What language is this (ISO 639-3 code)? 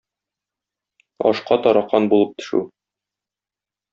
tat